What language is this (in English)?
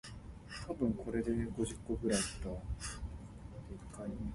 Min Nan Chinese